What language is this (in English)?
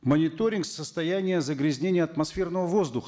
Kazakh